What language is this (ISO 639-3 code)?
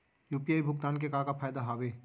hne